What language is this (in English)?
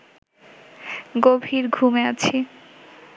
Bangla